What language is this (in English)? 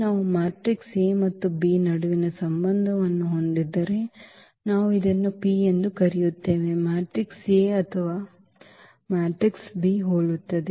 Kannada